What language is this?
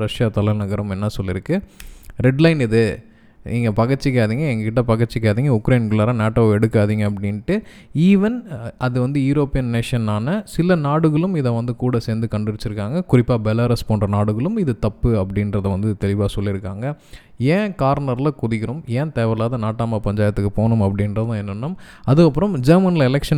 Tamil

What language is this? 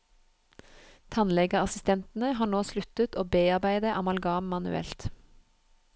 Norwegian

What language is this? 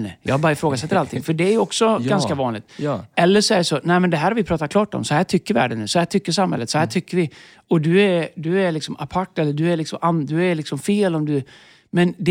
Swedish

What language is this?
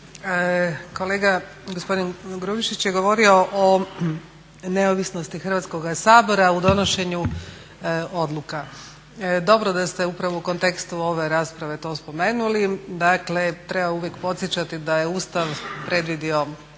Croatian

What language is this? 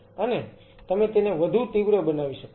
Gujarati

